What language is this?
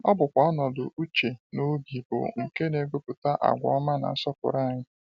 Igbo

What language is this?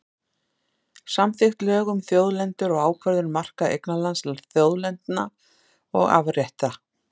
Icelandic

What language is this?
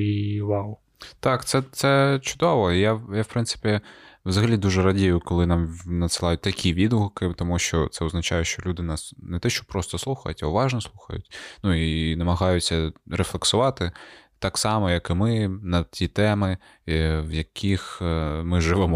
Ukrainian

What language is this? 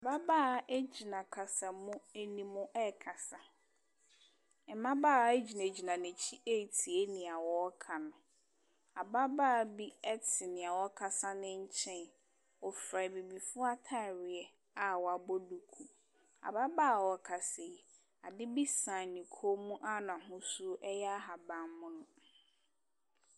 Akan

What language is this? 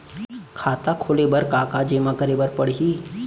Chhattisgarhi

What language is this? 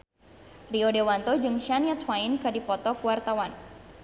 Sundanese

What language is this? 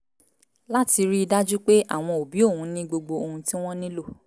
Yoruba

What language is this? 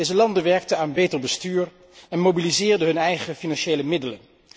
Dutch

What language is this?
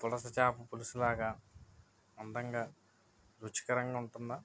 Telugu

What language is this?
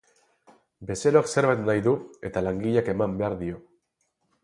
Basque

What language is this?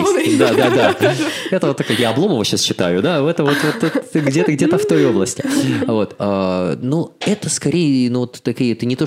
Russian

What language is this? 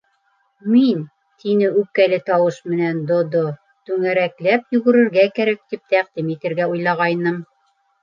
Bashkir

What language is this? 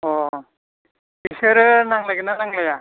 Bodo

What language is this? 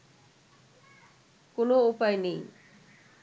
Bangla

